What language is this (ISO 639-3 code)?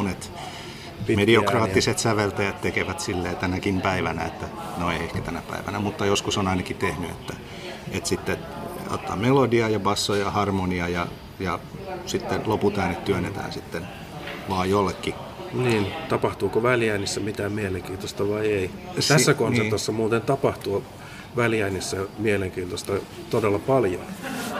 fin